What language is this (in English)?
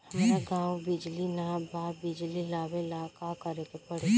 Bhojpuri